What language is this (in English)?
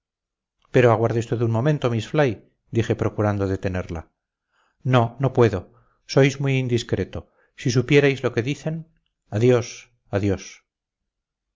Spanish